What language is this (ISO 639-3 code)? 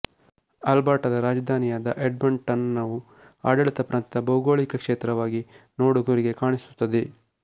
kan